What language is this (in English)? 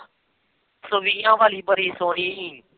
Punjabi